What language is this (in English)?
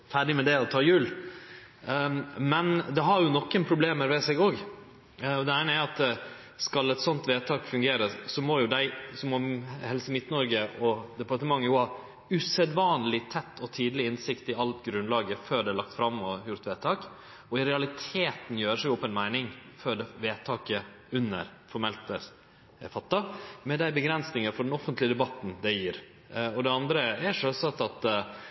Norwegian Nynorsk